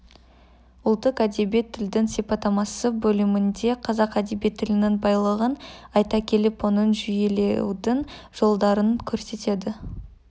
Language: Kazakh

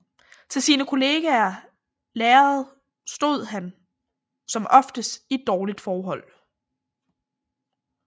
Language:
Danish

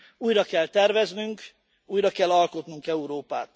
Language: Hungarian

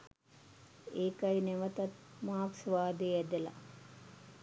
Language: Sinhala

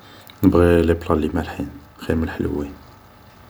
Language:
Algerian Arabic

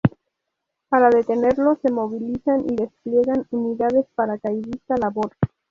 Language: Spanish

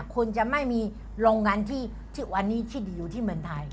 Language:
Thai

